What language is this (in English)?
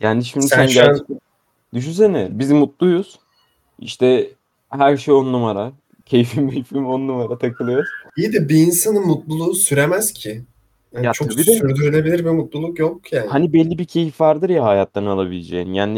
Turkish